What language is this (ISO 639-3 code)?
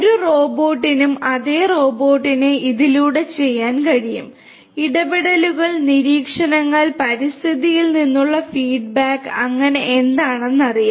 mal